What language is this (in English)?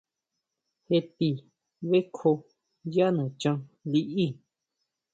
Huautla Mazatec